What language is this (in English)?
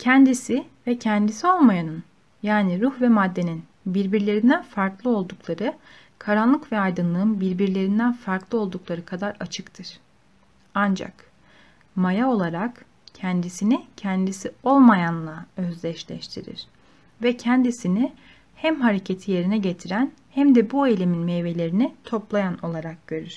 Turkish